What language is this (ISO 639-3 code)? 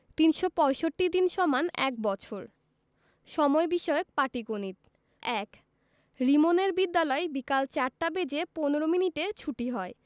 ben